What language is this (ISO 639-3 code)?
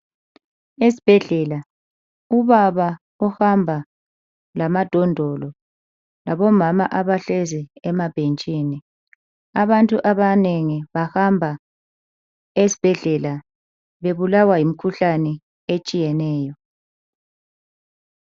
nde